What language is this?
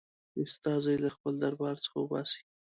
Pashto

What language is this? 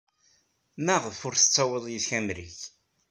Kabyle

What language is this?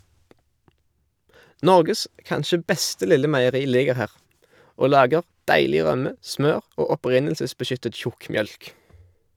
Norwegian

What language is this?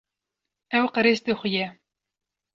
Kurdish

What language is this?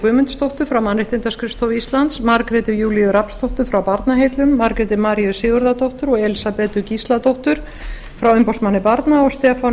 Icelandic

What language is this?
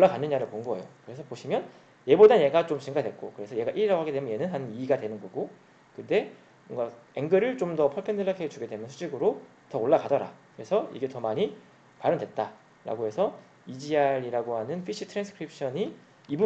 Korean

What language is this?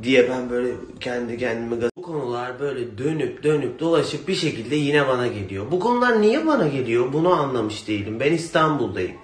Turkish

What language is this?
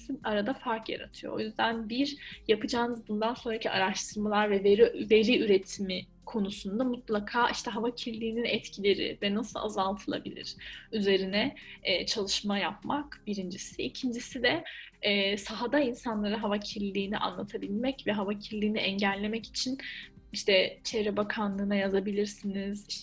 Turkish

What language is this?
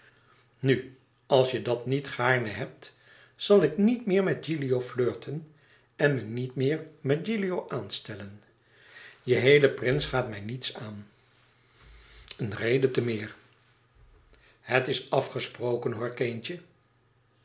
Dutch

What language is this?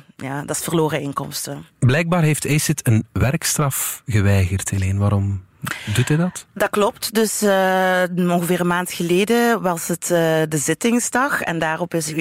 Dutch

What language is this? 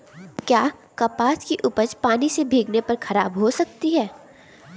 Hindi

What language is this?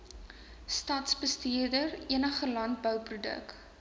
Afrikaans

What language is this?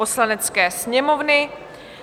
Czech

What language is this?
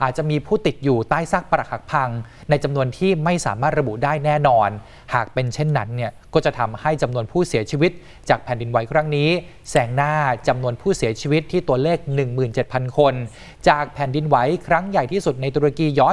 Thai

